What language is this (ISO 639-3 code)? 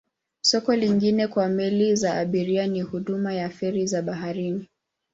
swa